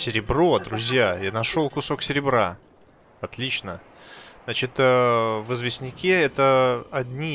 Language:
Russian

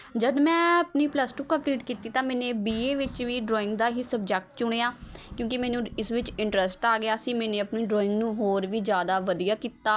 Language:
Punjabi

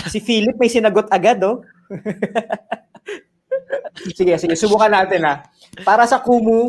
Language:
Filipino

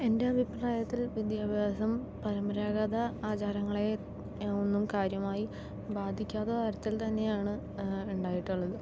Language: Malayalam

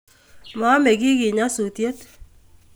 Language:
Kalenjin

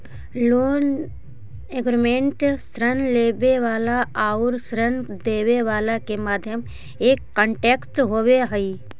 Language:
Magahi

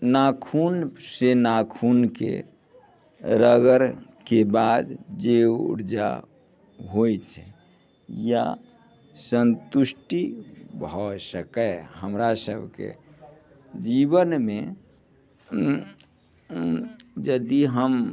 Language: Maithili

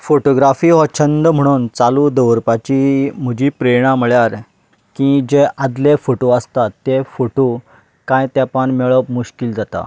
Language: Konkani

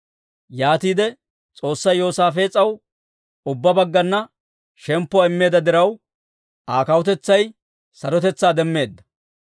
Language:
Dawro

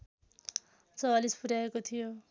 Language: Nepali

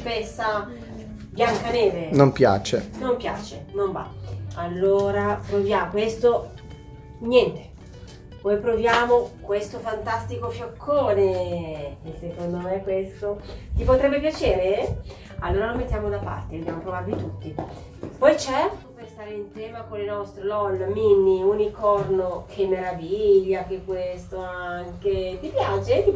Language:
Italian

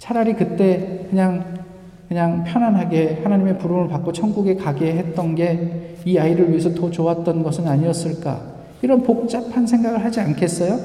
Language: Korean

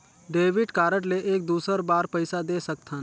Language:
Chhattisgarhi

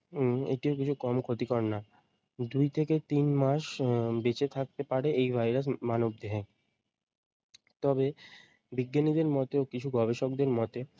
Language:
Bangla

